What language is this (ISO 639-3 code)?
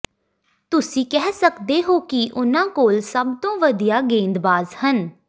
pan